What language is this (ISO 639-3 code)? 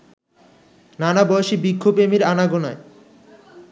ben